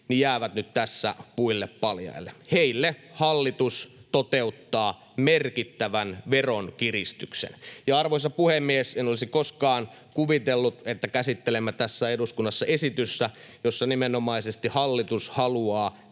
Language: Finnish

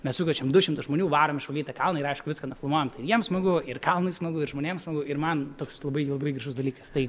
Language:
Lithuanian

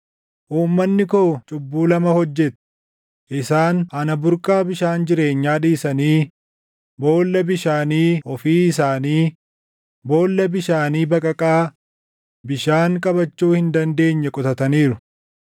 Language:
Oromo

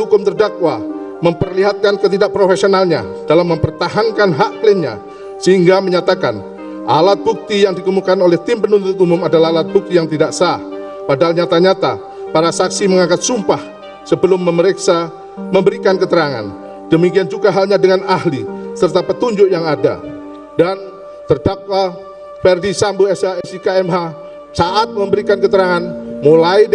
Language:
Indonesian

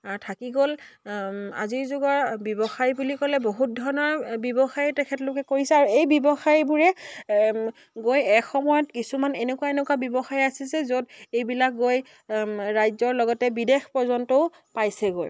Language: Assamese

